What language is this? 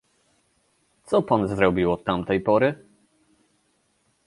Polish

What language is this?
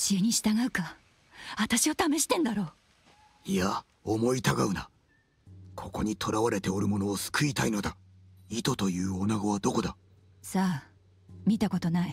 Japanese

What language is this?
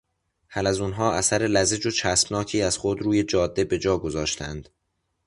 Persian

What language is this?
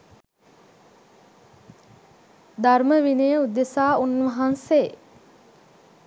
Sinhala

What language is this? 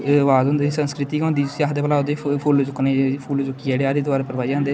Dogri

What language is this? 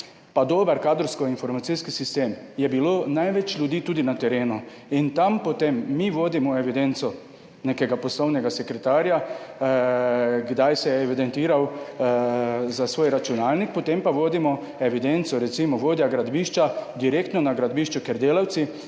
Slovenian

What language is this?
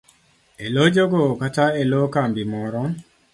Luo (Kenya and Tanzania)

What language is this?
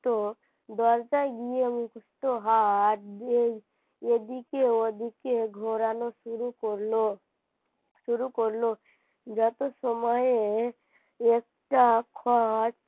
Bangla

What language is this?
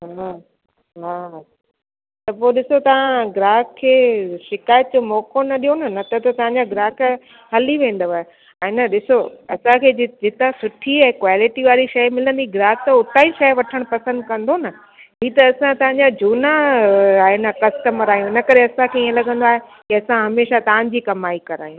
Sindhi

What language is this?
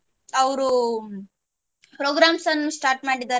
Kannada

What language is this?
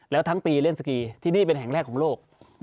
Thai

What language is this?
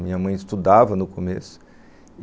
Portuguese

